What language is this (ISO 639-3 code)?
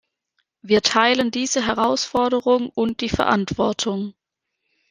deu